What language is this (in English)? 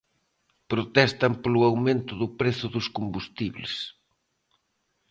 Galician